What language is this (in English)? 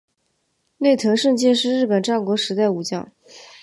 Chinese